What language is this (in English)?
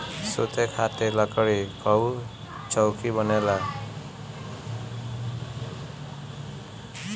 Bhojpuri